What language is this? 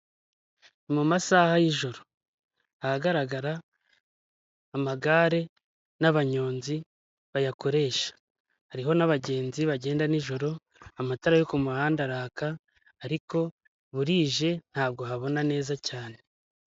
Kinyarwanda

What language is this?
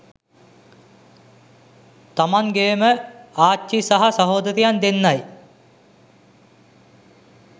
Sinhala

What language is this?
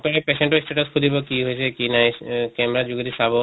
Assamese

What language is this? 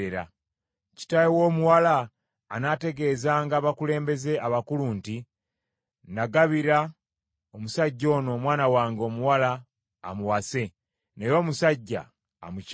Ganda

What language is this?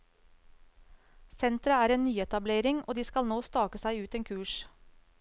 Norwegian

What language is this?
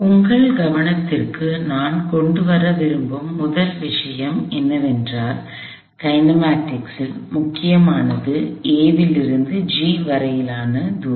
Tamil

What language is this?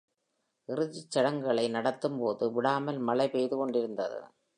Tamil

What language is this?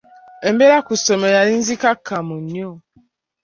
Ganda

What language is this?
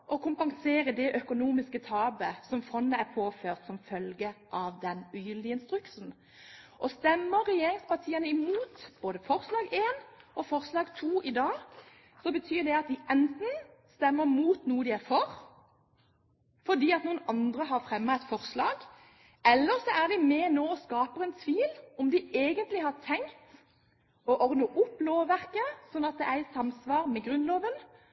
Norwegian Bokmål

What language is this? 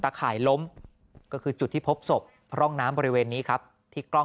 Thai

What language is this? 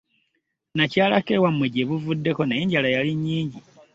Ganda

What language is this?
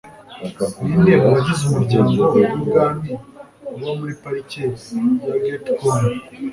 Kinyarwanda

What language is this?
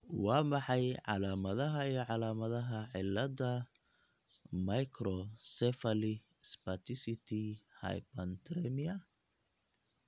Somali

